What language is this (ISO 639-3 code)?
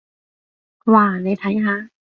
yue